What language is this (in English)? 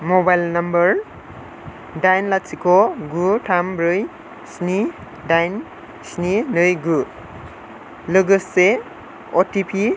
Bodo